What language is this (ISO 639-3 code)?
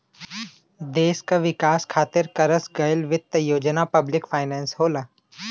bho